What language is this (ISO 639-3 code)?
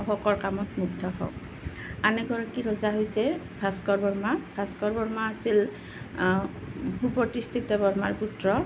asm